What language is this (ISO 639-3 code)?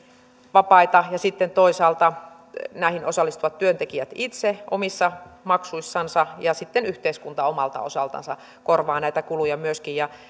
fin